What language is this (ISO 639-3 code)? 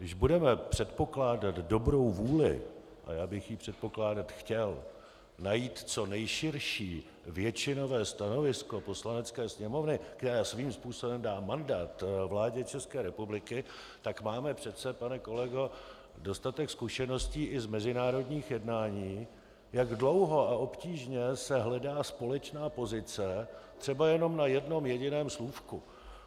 ces